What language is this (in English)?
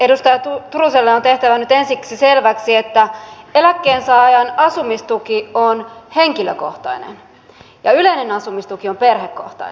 Finnish